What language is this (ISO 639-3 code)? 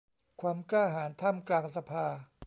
tha